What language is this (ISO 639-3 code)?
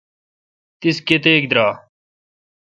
xka